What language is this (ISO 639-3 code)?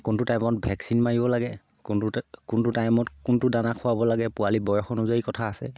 asm